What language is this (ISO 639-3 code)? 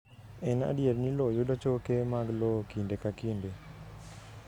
luo